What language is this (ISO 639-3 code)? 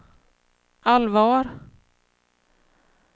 swe